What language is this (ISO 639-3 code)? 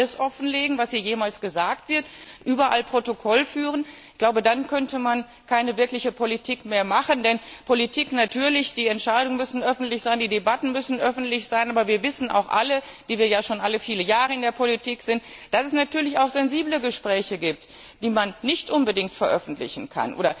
deu